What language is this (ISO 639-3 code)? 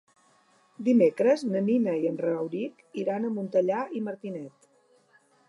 cat